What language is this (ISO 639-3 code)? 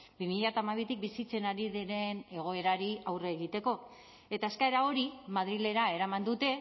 eus